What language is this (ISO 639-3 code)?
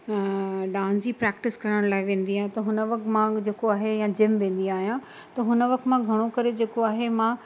snd